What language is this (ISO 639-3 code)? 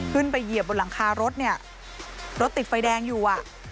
tha